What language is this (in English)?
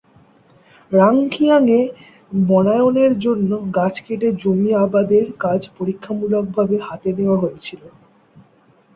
Bangla